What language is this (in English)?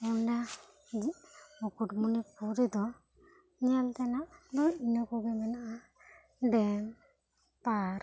Santali